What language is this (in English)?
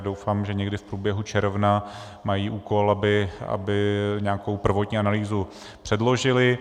Czech